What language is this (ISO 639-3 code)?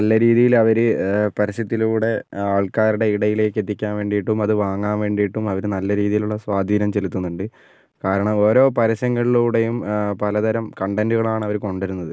mal